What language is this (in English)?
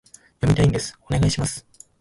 Japanese